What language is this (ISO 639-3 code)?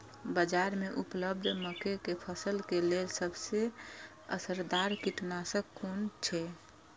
mai